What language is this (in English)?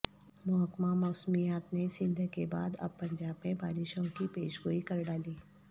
Urdu